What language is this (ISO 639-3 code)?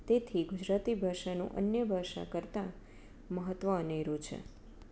guj